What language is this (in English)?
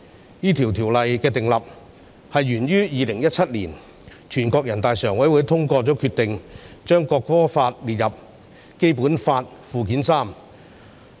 Cantonese